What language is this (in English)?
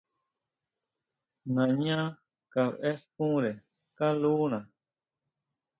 Huautla Mazatec